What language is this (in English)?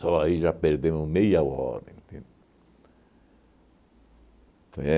Portuguese